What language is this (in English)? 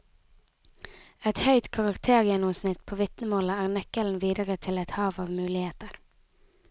Norwegian